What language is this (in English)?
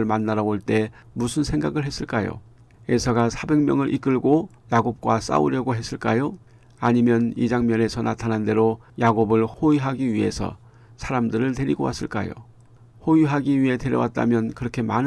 Korean